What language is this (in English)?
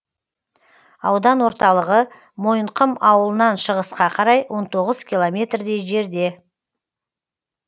Kazakh